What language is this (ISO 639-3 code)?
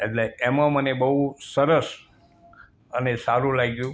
guj